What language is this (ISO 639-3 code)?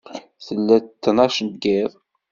kab